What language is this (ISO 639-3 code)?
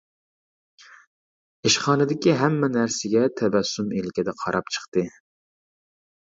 uig